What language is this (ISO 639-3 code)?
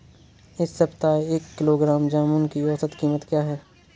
hin